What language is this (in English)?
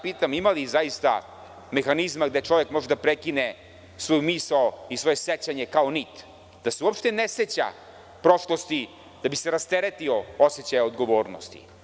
Serbian